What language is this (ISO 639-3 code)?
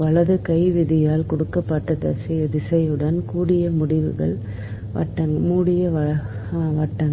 tam